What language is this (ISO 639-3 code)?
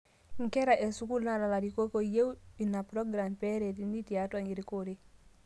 mas